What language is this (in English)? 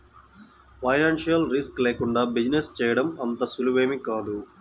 Telugu